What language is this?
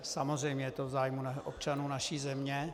Czech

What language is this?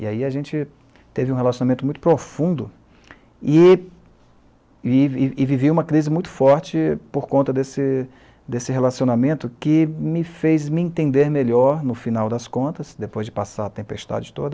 Portuguese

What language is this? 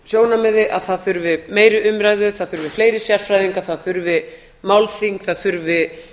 Icelandic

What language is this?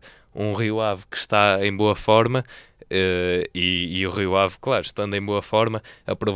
Portuguese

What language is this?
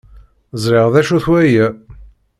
Kabyle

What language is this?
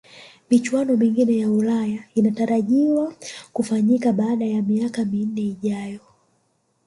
Swahili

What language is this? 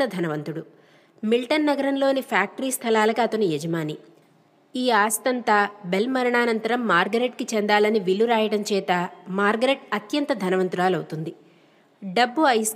Telugu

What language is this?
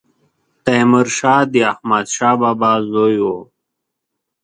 Pashto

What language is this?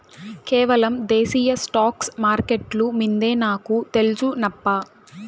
Telugu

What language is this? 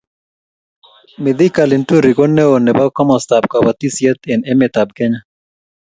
Kalenjin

